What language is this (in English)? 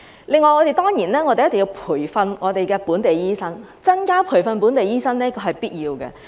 Cantonese